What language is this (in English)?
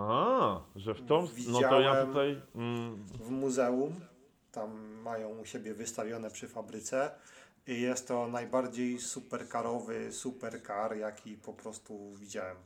Polish